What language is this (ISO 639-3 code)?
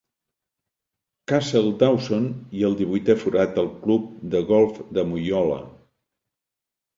cat